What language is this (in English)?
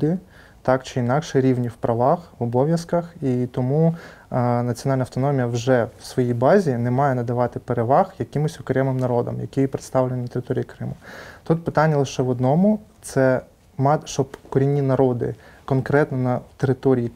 Ukrainian